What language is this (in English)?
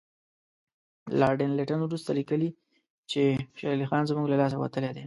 Pashto